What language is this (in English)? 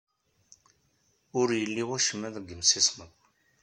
Kabyle